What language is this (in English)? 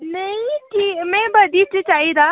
Dogri